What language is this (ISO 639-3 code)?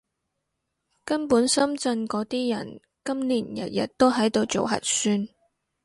yue